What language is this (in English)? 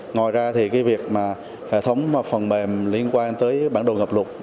Vietnamese